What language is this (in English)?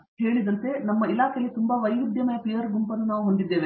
Kannada